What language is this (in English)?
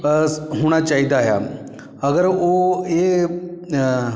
Punjabi